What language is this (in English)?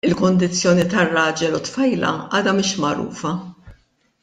Maltese